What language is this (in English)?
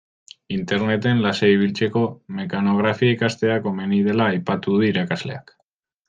Basque